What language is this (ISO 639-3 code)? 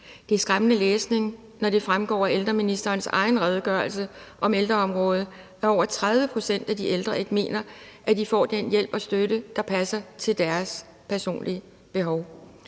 dan